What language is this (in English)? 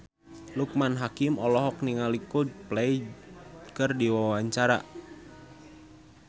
Sundanese